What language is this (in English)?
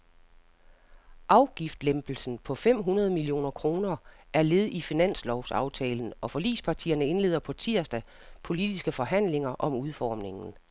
Danish